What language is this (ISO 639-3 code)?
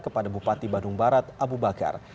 ind